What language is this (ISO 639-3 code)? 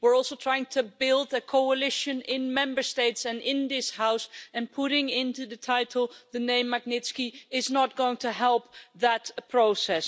eng